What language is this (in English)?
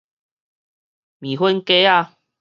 Min Nan Chinese